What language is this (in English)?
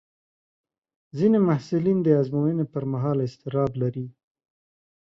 Pashto